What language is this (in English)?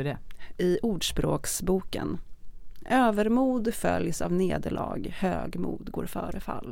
Swedish